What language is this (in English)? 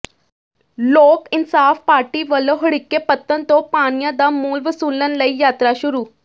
Punjabi